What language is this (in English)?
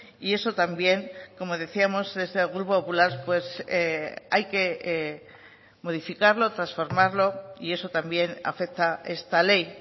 Spanish